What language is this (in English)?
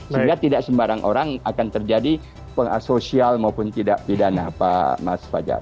Indonesian